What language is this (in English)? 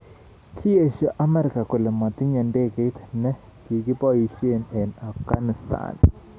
Kalenjin